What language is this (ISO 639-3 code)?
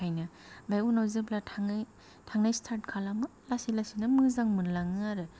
brx